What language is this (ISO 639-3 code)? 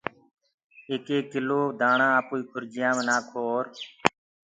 ggg